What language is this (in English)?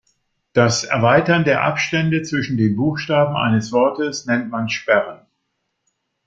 German